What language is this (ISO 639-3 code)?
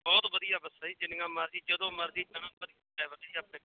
pan